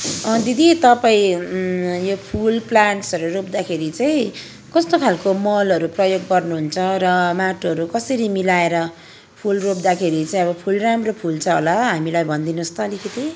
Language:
Nepali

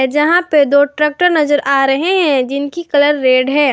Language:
Hindi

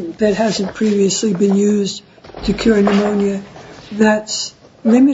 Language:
English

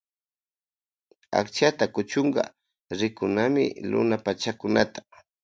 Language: Loja Highland Quichua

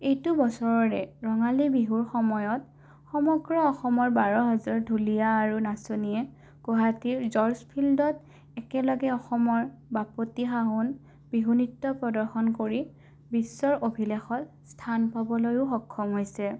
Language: Assamese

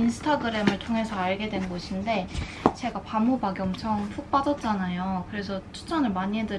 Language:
Korean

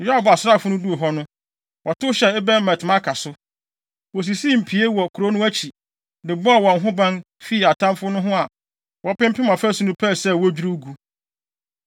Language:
Akan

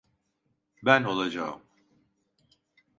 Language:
Turkish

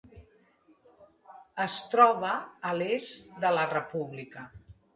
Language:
Catalan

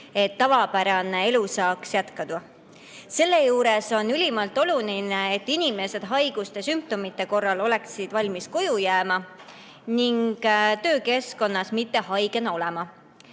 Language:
Estonian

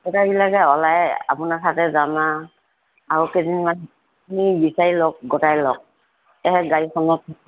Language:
Assamese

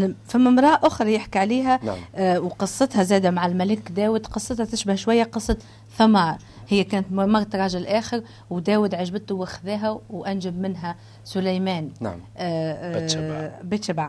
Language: Arabic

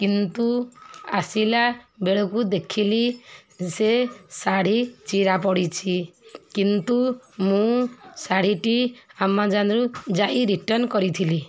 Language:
Odia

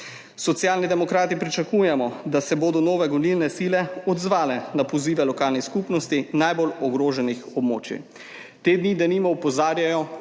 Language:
Slovenian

